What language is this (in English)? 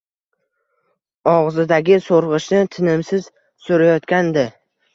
Uzbek